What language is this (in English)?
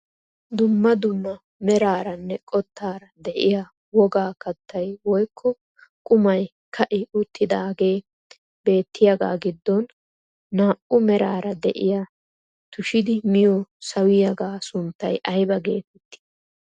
Wolaytta